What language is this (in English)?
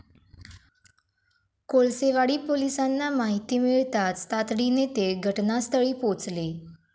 Marathi